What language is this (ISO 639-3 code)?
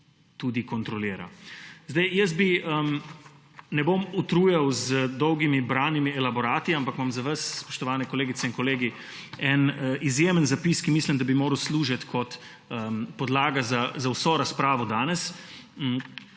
slv